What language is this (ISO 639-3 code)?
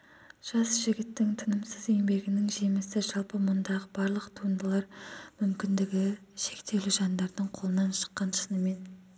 kaz